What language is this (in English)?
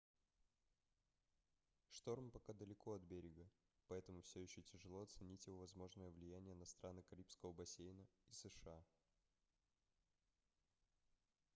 Russian